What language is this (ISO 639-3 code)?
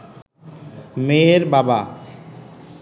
ben